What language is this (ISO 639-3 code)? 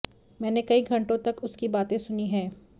hin